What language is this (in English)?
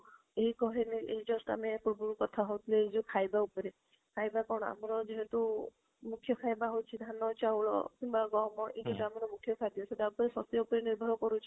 Odia